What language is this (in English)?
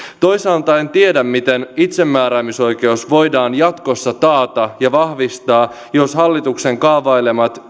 Finnish